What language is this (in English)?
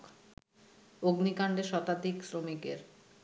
Bangla